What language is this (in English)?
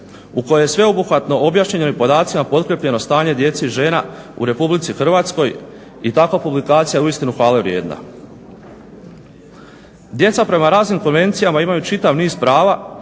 Croatian